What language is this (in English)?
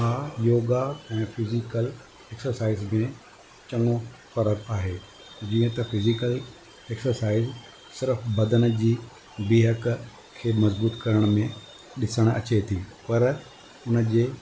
Sindhi